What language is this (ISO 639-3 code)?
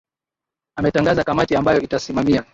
swa